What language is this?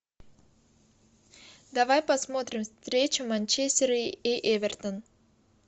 Russian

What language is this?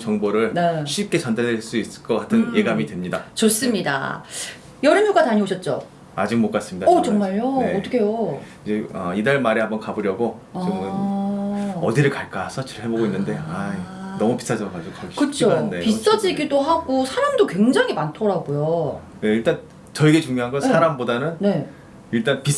Korean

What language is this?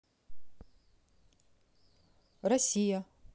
Russian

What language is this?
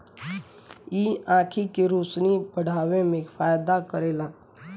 Bhojpuri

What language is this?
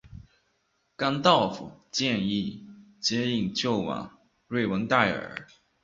Chinese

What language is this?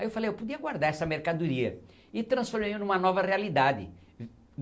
Portuguese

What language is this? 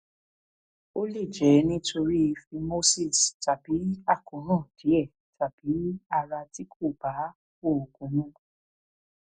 Yoruba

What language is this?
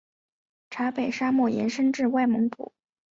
Chinese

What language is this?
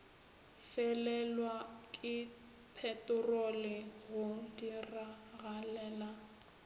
Northern Sotho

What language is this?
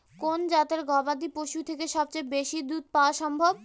Bangla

